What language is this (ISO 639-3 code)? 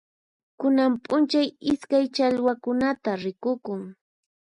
qxp